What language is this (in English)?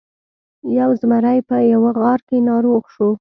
Pashto